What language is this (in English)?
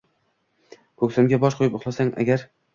Uzbek